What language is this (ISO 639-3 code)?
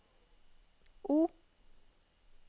nor